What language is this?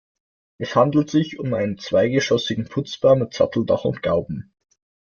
German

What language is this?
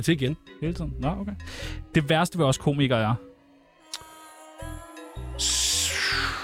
Danish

